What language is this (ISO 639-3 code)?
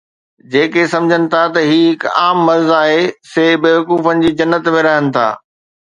snd